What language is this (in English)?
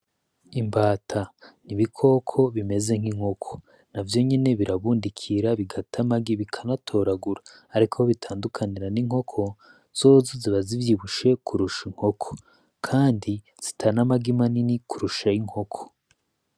Rundi